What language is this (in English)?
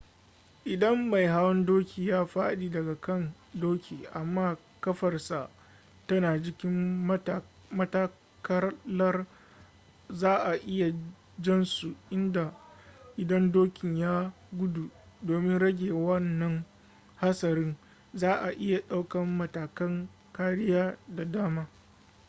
Hausa